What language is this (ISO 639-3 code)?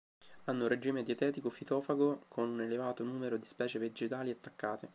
ita